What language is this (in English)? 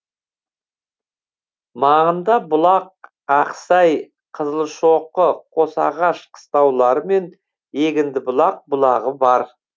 Kazakh